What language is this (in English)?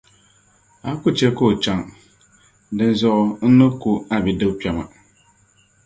Dagbani